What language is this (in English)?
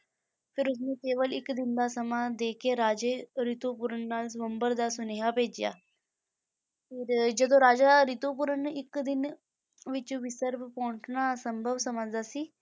Punjabi